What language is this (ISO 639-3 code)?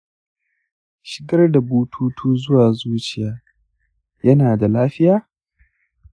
hau